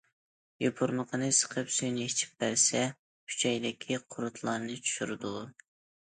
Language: Uyghur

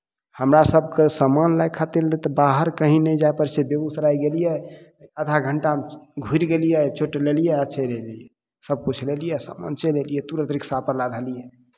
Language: Maithili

